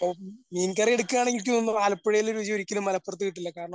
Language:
Malayalam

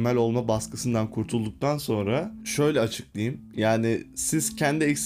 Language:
Turkish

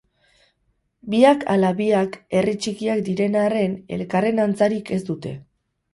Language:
Basque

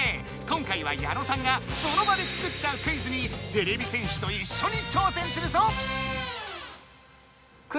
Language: Japanese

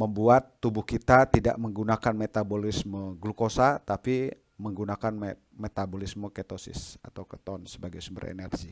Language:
Indonesian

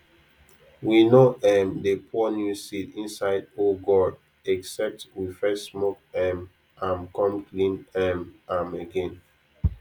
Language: Nigerian Pidgin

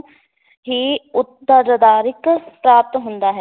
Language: Punjabi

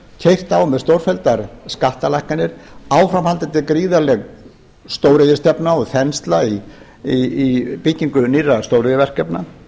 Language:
Icelandic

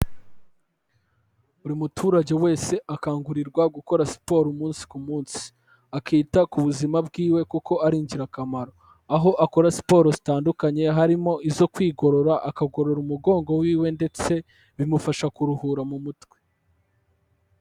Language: Kinyarwanda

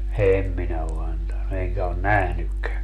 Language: Finnish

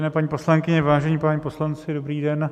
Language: Czech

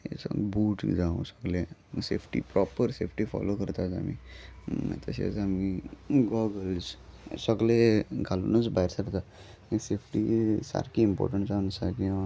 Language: Konkani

